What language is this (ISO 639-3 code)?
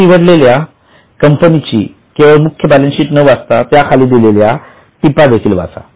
mar